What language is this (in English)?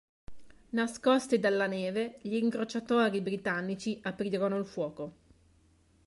Italian